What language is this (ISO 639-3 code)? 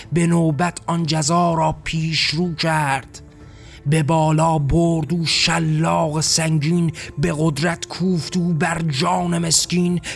fas